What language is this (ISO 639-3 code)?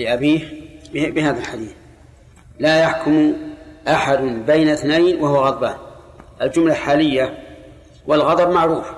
ara